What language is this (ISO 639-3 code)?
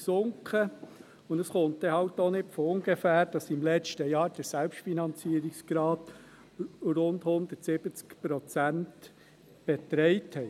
gsw